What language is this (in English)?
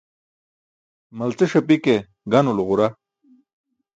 Burushaski